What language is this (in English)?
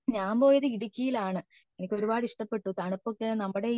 Malayalam